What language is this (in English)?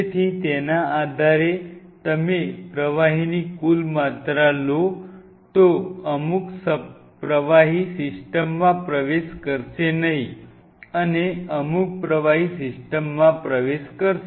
Gujarati